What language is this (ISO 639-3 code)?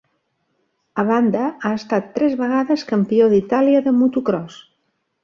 cat